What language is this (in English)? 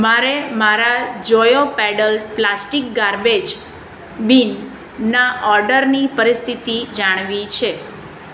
Gujarati